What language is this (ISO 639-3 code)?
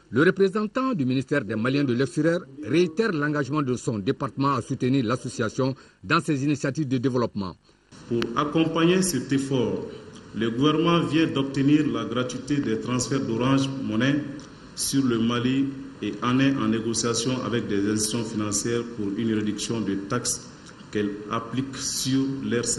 fra